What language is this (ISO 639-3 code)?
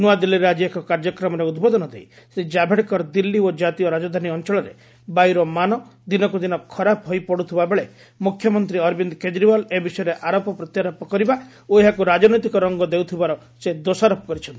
ori